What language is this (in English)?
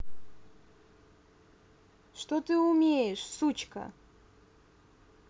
Russian